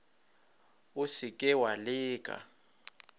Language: Northern Sotho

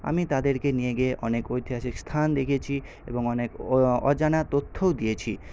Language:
Bangla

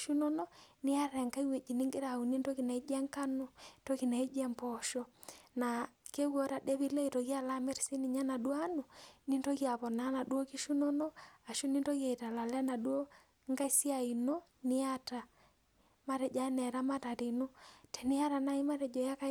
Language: Masai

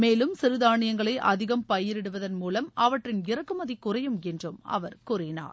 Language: Tamil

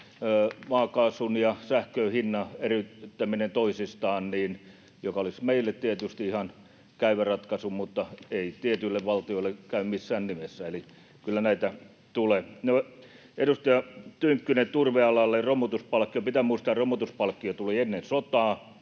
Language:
Finnish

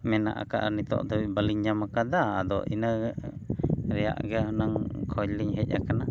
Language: Santali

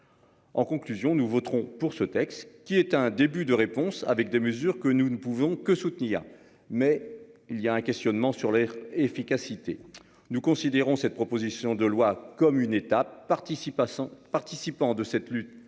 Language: French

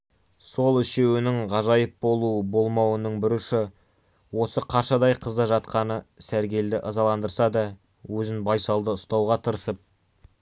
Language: Kazakh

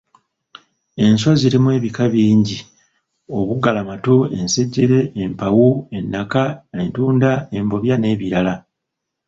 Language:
Ganda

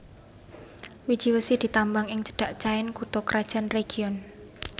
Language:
Javanese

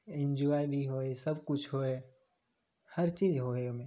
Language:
Maithili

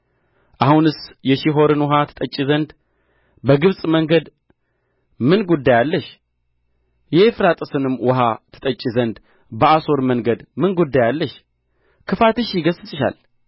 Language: Amharic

